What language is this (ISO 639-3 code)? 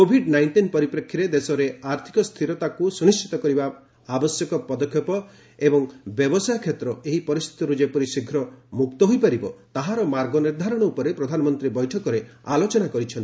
ori